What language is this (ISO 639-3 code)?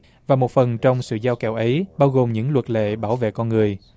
vie